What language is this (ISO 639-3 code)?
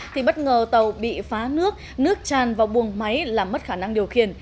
vie